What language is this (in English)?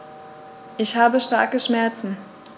German